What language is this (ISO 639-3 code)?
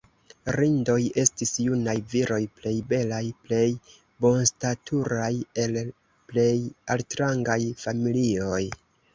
epo